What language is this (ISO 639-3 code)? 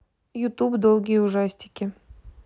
rus